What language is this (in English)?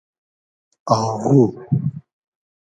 Hazaragi